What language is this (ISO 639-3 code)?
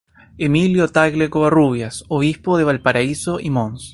spa